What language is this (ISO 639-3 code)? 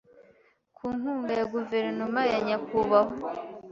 kin